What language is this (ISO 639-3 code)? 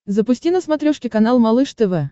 rus